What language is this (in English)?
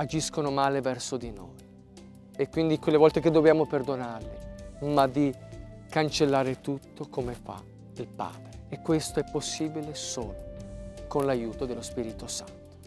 Italian